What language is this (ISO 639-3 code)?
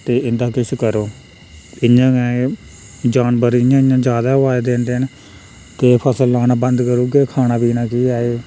doi